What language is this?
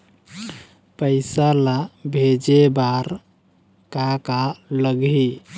Chhattisgarhi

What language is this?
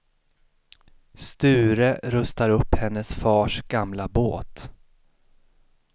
Swedish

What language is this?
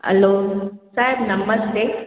Sindhi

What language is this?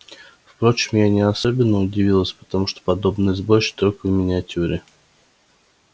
Russian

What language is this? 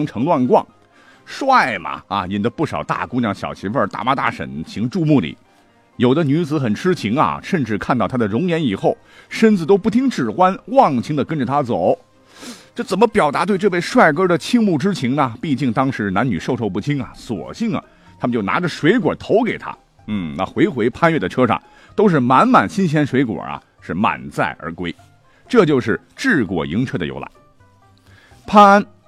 Chinese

